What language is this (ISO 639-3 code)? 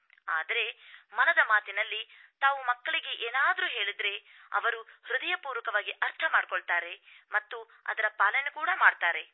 kan